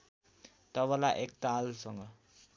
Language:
Nepali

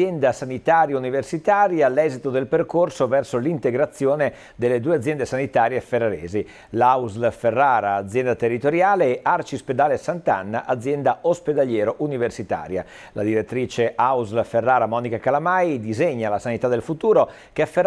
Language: Italian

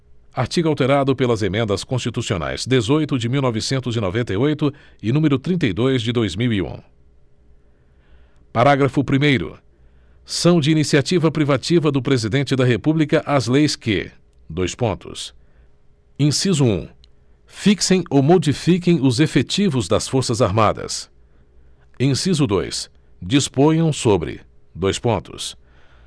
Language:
Portuguese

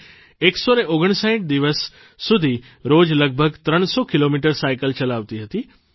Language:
Gujarati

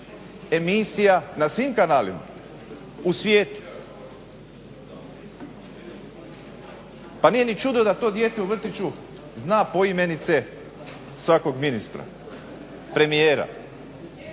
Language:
Croatian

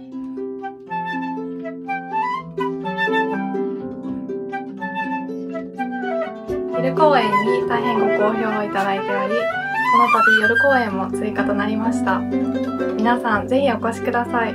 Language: Japanese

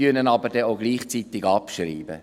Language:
Swiss German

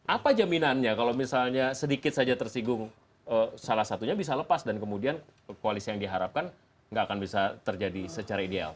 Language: Indonesian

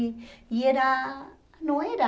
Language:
Portuguese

